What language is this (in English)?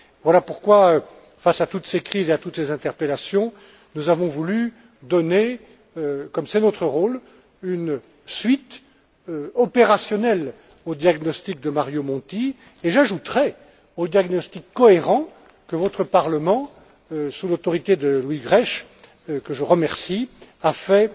French